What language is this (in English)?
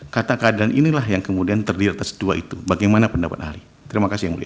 Indonesian